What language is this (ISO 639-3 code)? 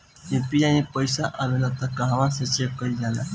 bho